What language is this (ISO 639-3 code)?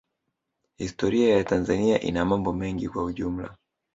swa